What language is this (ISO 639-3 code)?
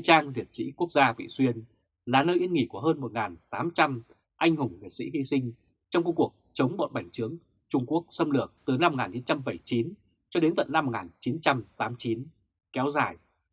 vie